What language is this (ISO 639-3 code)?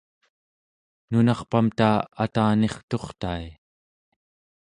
esu